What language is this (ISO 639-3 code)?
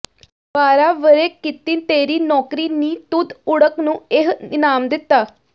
pan